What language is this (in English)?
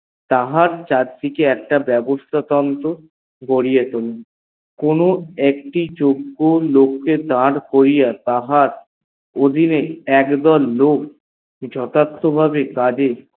Bangla